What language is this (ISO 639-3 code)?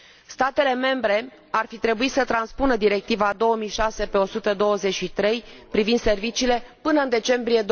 ron